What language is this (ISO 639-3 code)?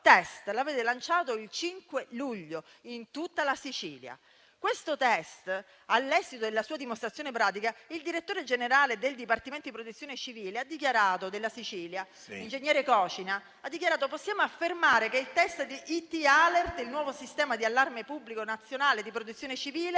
ita